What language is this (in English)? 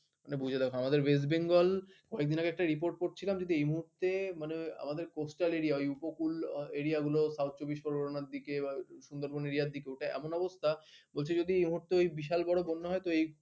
Bangla